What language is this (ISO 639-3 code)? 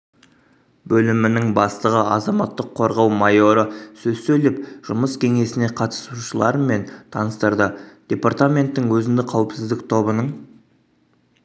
kaz